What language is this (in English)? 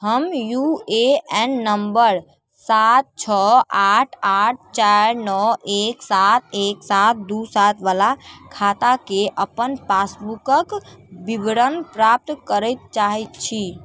Maithili